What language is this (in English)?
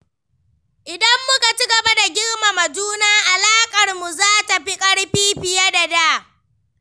Hausa